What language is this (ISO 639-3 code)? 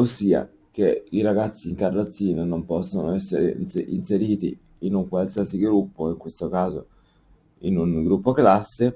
ita